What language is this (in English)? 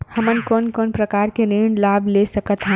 Chhattisgarhi